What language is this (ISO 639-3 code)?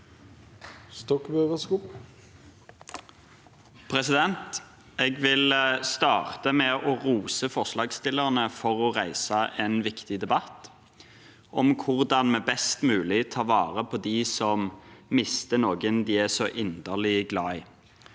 nor